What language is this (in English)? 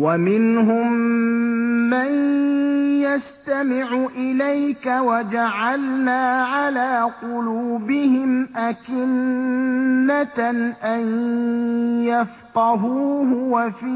Arabic